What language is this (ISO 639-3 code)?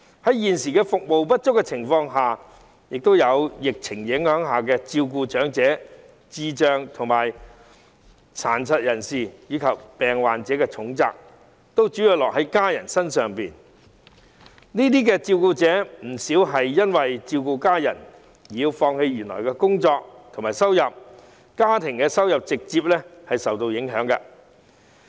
yue